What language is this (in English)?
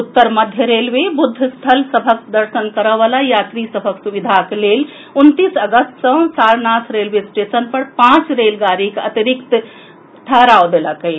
Maithili